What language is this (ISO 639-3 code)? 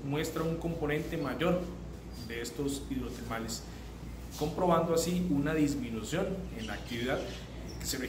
spa